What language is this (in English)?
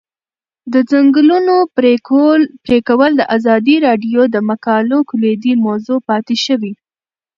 Pashto